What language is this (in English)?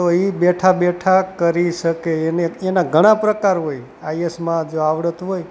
Gujarati